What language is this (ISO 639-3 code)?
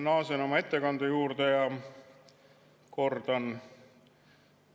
est